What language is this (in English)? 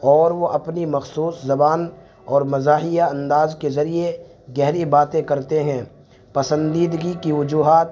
Urdu